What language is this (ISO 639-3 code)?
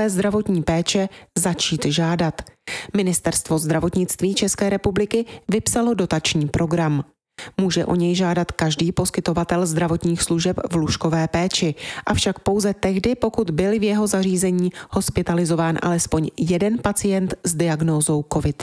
ces